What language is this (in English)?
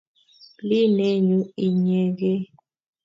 Kalenjin